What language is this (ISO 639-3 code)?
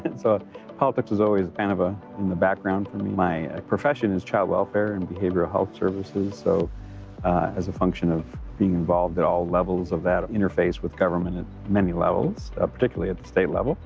eng